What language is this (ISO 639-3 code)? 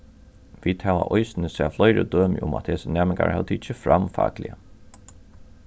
fao